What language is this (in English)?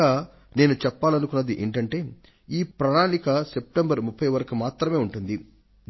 Telugu